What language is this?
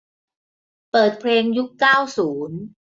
Thai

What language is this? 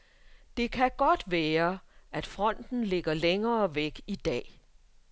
Danish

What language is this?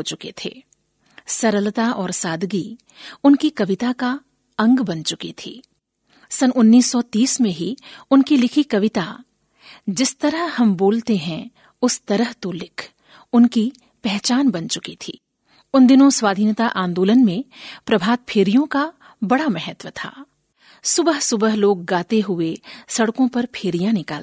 Hindi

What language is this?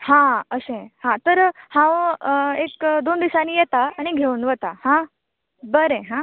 Konkani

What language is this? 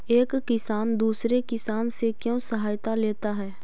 Magahi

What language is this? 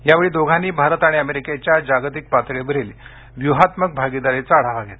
Marathi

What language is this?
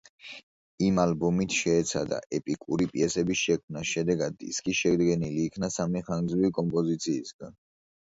Georgian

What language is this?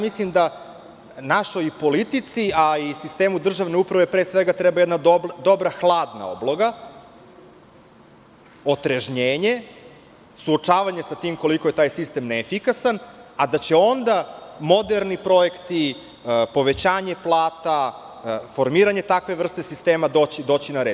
Serbian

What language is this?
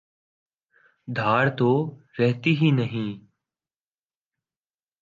Urdu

